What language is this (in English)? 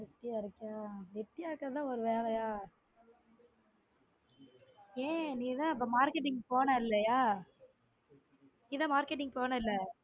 Tamil